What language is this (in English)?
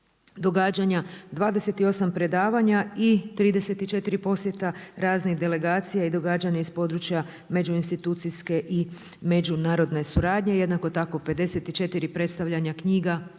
Croatian